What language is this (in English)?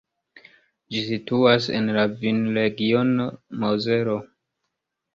Esperanto